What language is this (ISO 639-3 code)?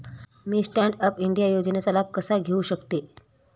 mar